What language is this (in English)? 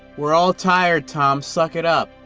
English